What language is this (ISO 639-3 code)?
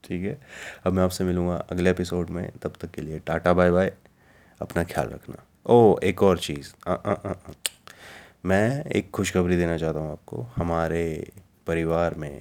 hin